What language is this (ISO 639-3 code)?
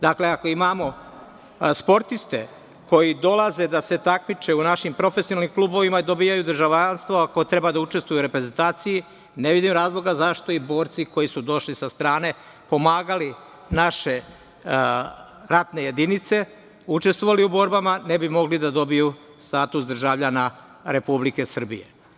srp